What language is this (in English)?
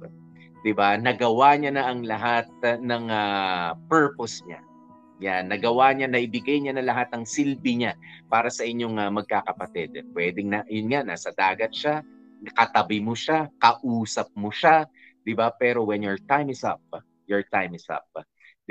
Filipino